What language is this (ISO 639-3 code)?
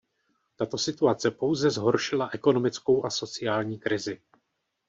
ces